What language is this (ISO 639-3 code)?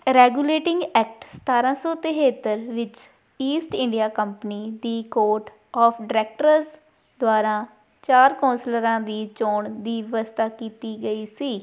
pan